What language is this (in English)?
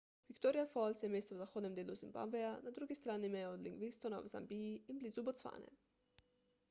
Slovenian